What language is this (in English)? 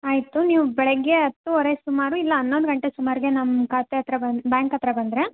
Kannada